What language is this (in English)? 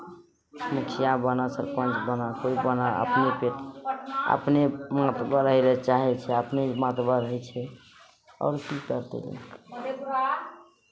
Maithili